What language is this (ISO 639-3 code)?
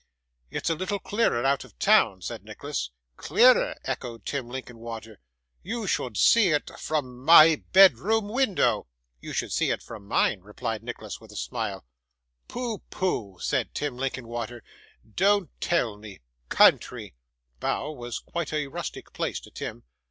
eng